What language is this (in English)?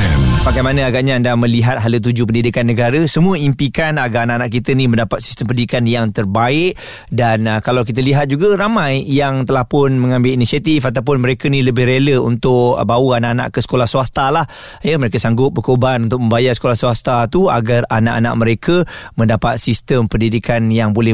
Malay